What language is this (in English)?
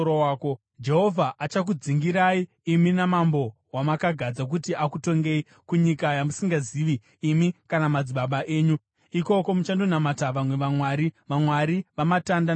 Shona